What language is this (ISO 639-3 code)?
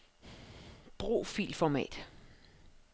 dan